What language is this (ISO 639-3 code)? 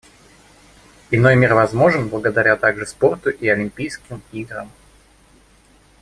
rus